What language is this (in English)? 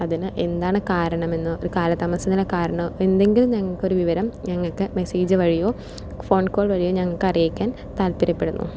Malayalam